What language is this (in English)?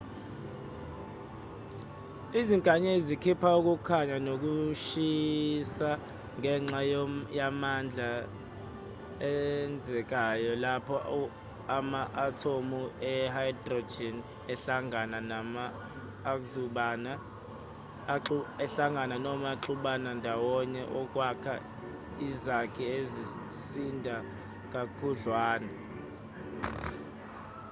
Zulu